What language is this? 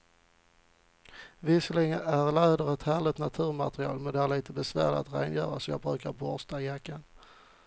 Swedish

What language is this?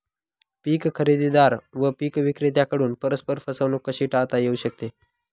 Marathi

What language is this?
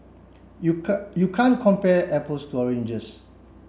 English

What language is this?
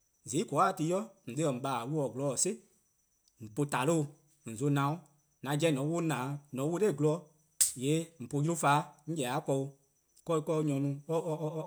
Eastern Krahn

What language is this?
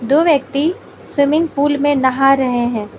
Hindi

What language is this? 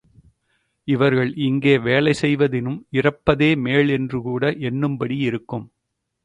Tamil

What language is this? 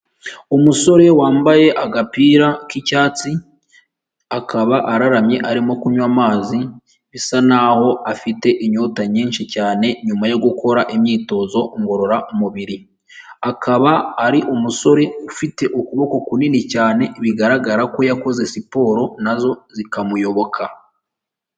Kinyarwanda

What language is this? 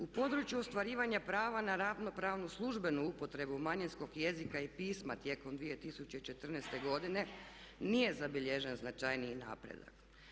Croatian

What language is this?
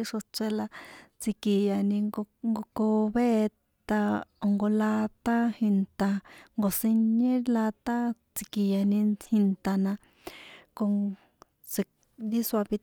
San Juan Atzingo Popoloca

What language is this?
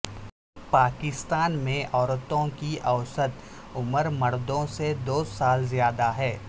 Urdu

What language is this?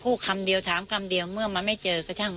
Thai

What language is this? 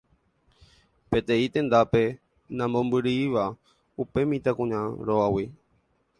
Guarani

